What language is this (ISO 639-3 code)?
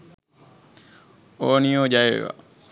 sin